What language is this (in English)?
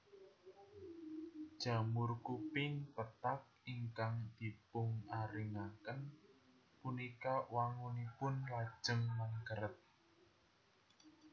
Javanese